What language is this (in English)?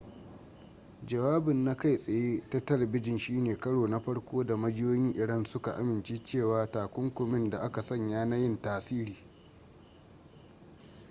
Hausa